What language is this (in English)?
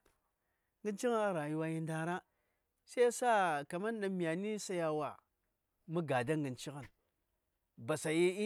Saya